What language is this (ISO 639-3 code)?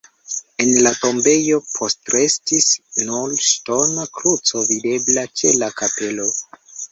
epo